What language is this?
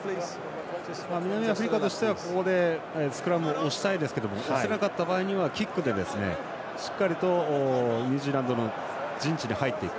Japanese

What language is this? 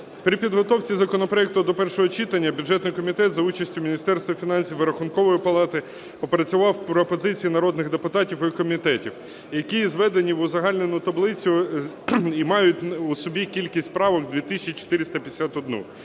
Ukrainian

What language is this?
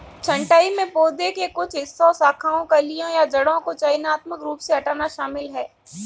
Hindi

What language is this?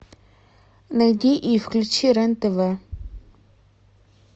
Russian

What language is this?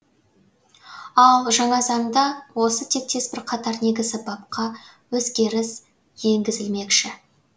Kazakh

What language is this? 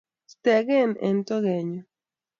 Kalenjin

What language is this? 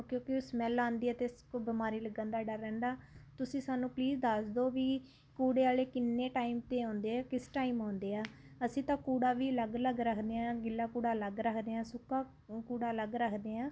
Punjabi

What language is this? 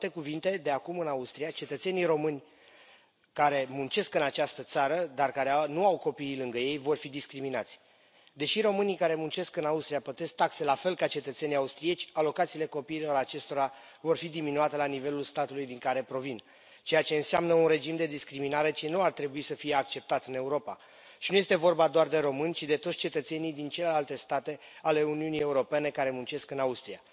Romanian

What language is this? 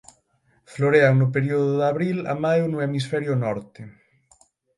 Galician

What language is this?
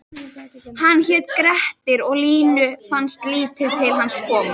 Icelandic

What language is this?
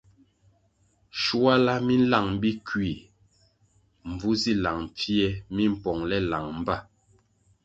Kwasio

